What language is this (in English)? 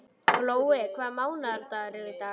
Icelandic